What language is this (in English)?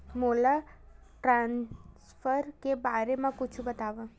Chhattisgarhi